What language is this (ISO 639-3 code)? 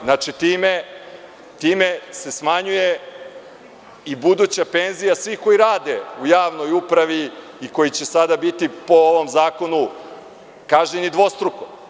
srp